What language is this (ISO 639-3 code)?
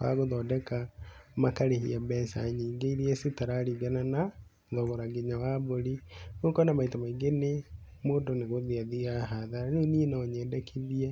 kik